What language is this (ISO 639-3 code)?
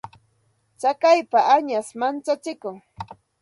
qxt